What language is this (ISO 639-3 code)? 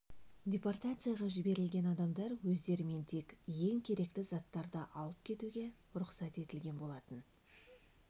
kaz